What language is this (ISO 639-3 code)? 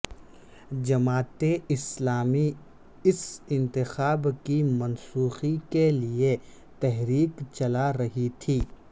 urd